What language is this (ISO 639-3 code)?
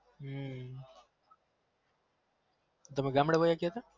guj